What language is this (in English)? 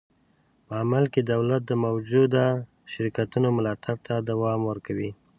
Pashto